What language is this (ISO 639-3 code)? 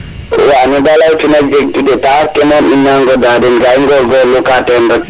srr